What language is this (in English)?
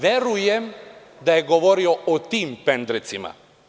Serbian